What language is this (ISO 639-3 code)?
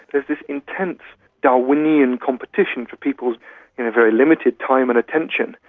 eng